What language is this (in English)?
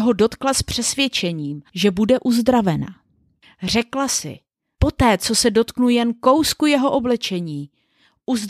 Czech